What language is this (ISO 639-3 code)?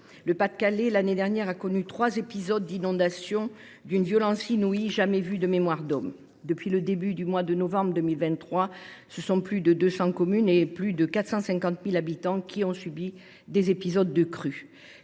fra